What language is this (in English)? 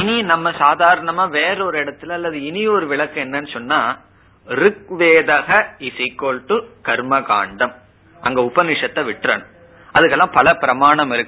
Tamil